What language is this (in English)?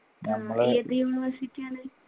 Malayalam